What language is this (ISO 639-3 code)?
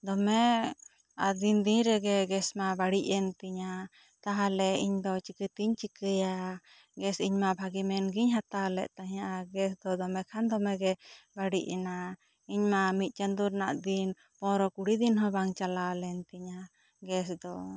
sat